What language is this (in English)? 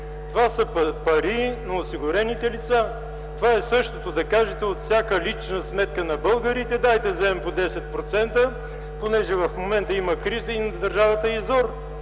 Bulgarian